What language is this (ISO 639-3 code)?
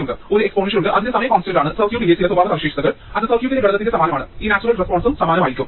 mal